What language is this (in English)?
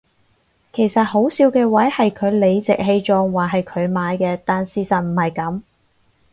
Cantonese